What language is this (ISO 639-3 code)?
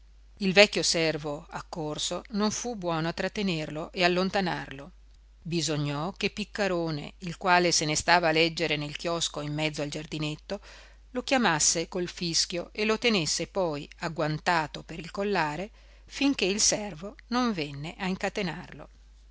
ita